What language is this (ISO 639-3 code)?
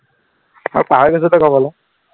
asm